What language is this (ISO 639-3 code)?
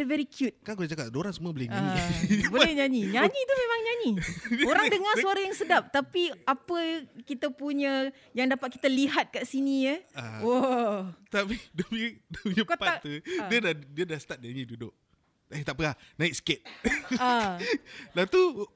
msa